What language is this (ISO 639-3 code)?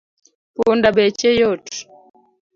luo